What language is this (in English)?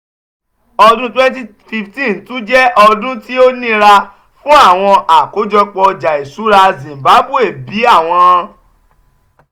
Yoruba